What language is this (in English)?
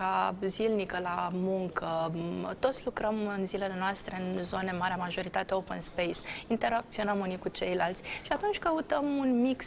Romanian